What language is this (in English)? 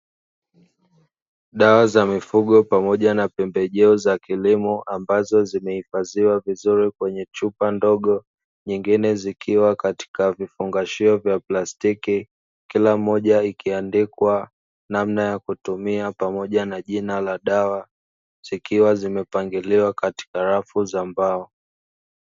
Swahili